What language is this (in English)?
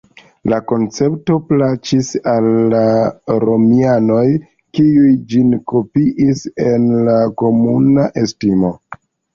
Esperanto